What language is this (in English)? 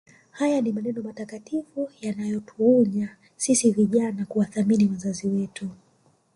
Swahili